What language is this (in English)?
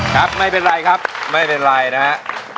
Thai